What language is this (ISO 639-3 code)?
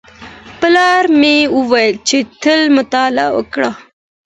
pus